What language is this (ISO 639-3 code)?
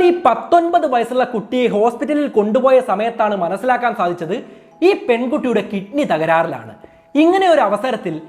mal